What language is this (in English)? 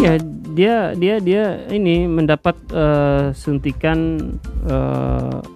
Indonesian